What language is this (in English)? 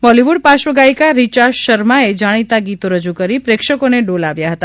Gujarati